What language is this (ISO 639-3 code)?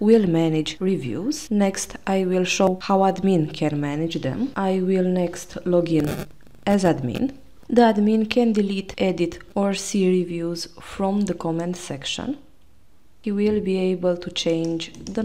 eng